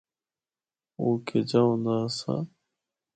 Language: Northern Hindko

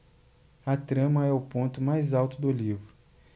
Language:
Portuguese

